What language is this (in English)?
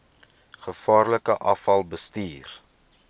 Afrikaans